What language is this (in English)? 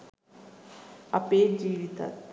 Sinhala